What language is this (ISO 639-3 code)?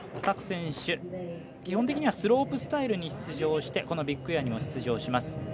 jpn